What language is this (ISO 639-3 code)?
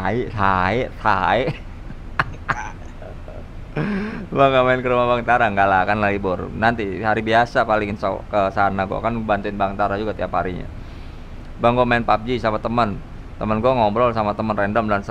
ind